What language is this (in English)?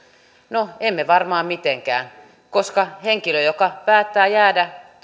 Finnish